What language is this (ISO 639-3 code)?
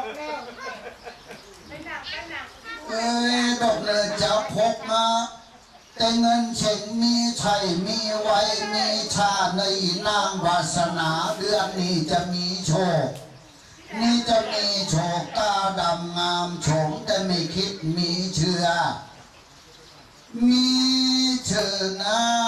tha